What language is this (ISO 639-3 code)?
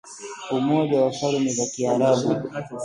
swa